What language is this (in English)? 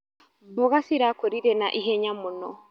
Kikuyu